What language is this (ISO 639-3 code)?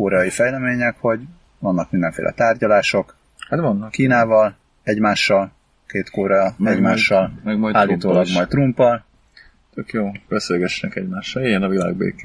hun